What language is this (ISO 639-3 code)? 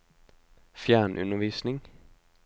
nor